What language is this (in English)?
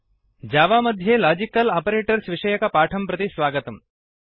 Sanskrit